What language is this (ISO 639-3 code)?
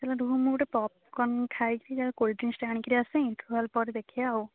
ori